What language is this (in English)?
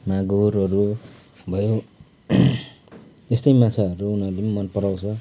Nepali